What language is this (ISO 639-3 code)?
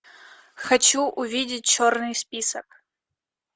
rus